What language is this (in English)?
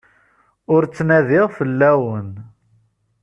Kabyle